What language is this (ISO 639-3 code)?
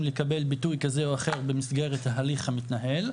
heb